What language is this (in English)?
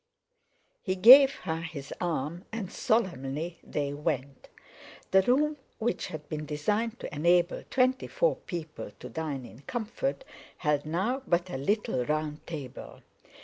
English